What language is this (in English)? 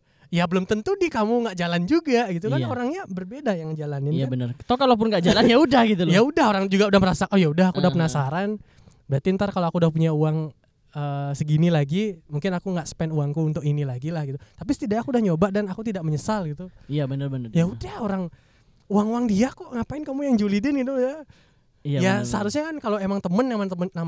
Indonesian